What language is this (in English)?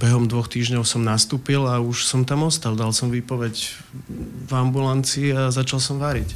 Slovak